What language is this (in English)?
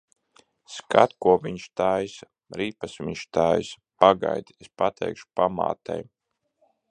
Latvian